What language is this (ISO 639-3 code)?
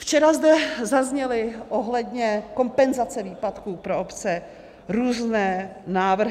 ces